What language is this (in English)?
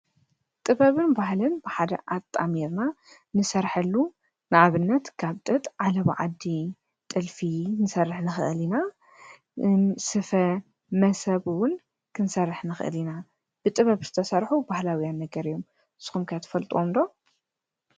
Tigrinya